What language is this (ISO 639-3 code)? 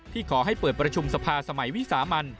tha